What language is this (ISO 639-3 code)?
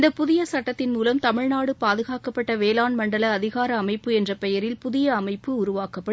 tam